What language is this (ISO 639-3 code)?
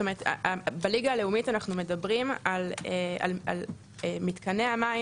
heb